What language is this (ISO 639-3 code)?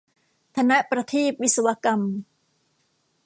tha